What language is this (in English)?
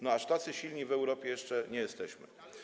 Polish